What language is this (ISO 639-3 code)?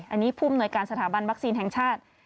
tha